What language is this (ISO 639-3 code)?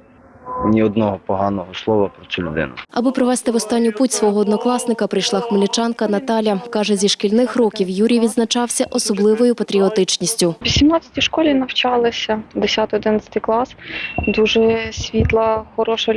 ukr